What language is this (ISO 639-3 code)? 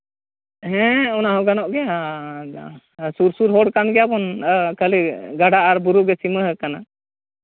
sat